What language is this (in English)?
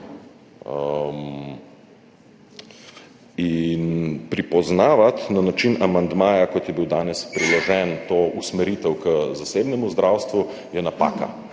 Slovenian